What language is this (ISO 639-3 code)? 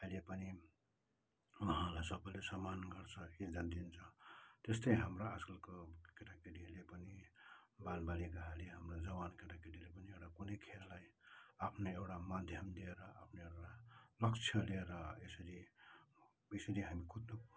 nep